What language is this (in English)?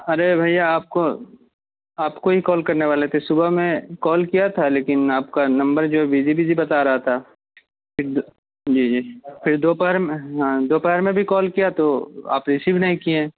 Urdu